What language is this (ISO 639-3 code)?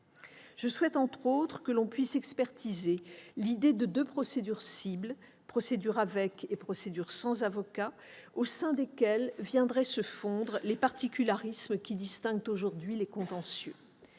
fra